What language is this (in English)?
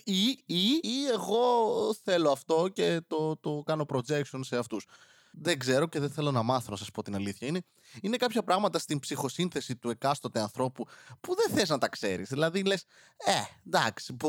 Greek